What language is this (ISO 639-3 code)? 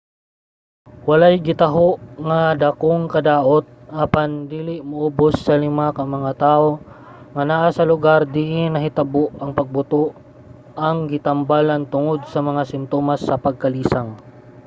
ceb